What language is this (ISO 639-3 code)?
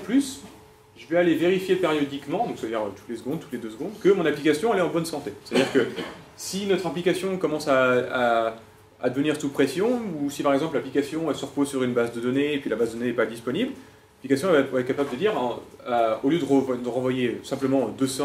fra